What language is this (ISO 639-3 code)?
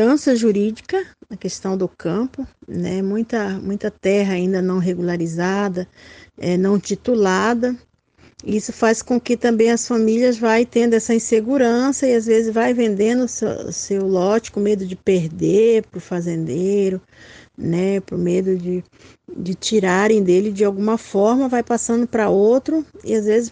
por